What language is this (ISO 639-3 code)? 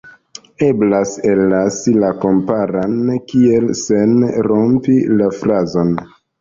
epo